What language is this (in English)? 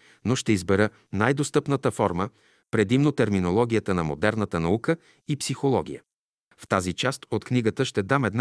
Bulgarian